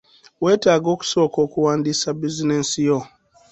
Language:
Ganda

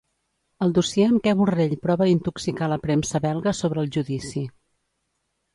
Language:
Catalan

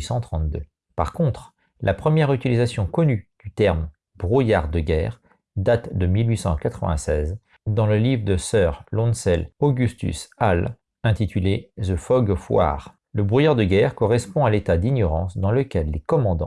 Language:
French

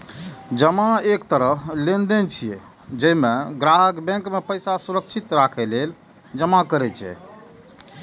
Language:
Maithili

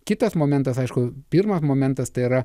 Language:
Lithuanian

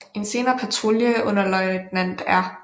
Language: Danish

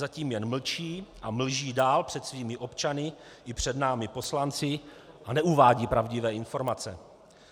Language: Czech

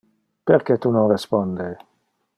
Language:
Interlingua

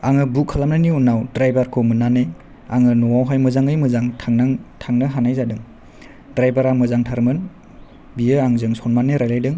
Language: Bodo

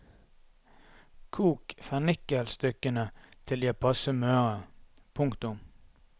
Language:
Norwegian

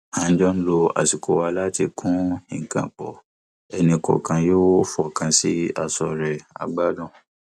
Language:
Yoruba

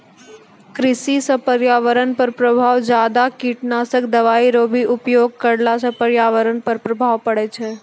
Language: Maithili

